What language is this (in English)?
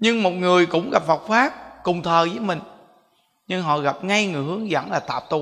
Vietnamese